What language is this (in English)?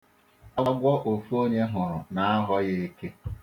Igbo